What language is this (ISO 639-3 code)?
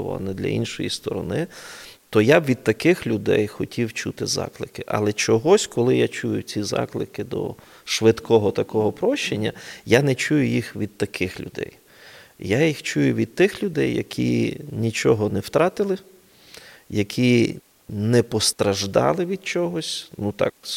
ukr